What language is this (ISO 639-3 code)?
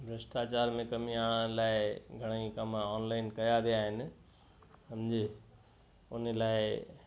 snd